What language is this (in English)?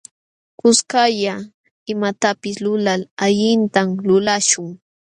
Jauja Wanca Quechua